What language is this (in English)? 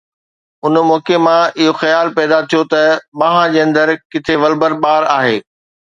Sindhi